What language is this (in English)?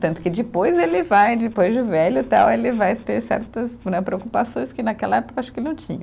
Portuguese